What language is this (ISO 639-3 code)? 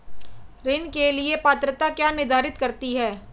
hin